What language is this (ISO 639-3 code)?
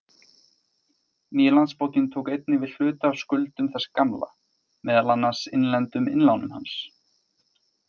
isl